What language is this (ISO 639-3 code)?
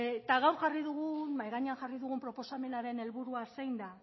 eus